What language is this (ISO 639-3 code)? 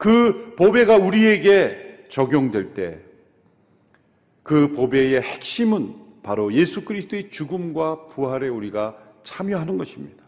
kor